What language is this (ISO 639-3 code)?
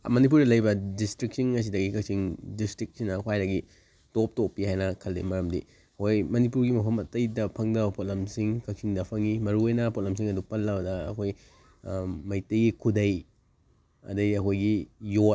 mni